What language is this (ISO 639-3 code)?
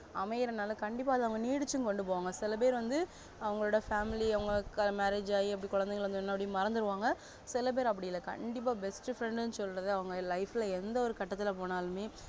tam